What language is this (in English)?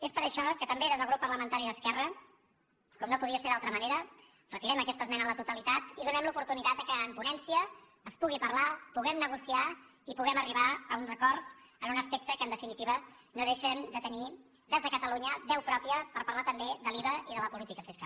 Catalan